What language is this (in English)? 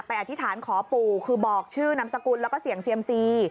Thai